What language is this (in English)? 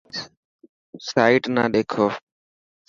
Dhatki